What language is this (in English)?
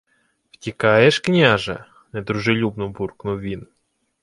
Ukrainian